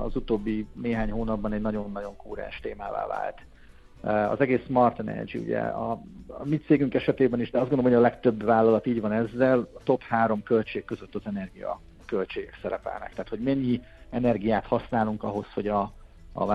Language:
Hungarian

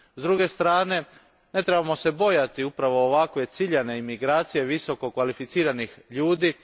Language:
Croatian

